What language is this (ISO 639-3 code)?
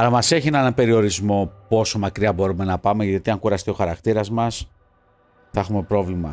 ell